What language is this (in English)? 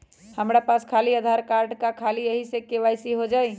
Magahi